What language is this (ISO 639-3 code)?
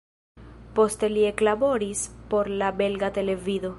epo